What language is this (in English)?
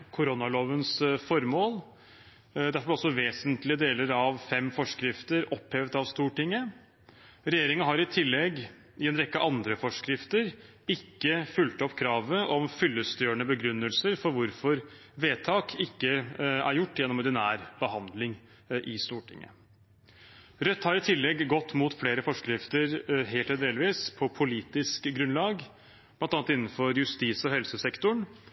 Norwegian Bokmål